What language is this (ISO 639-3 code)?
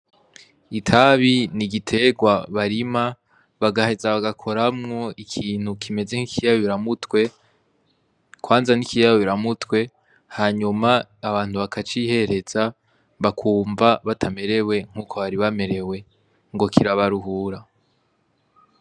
run